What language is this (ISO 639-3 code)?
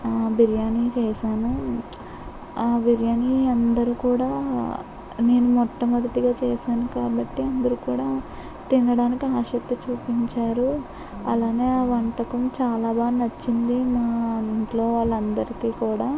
tel